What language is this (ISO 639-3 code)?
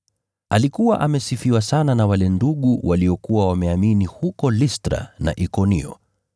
swa